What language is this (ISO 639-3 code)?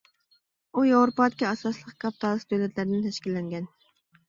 uig